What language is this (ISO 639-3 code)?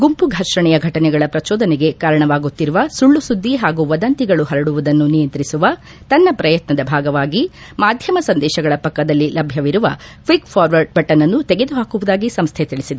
kan